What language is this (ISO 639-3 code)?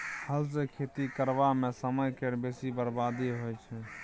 mai